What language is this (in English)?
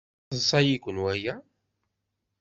Kabyle